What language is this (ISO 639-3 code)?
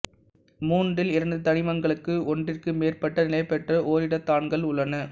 tam